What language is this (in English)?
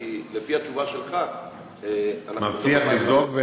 Hebrew